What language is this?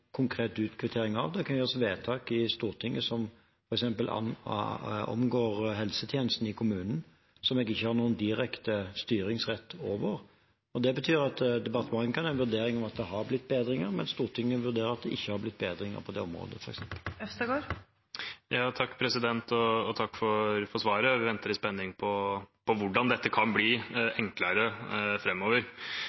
Norwegian Bokmål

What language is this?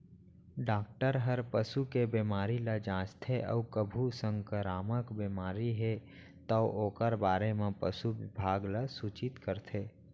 Chhattisgarhi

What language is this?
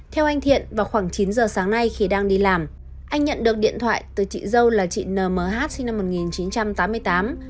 Vietnamese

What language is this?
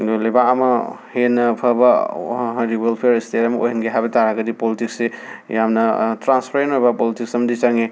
Manipuri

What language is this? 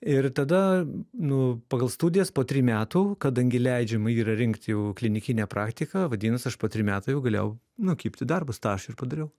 Lithuanian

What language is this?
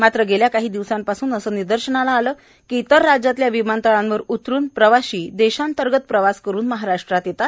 Marathi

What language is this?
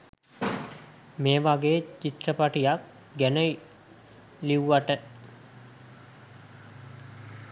Sinhala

